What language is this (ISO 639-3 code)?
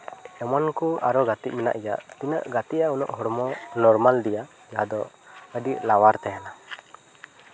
sat